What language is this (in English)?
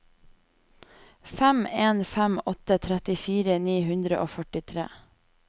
Norwegian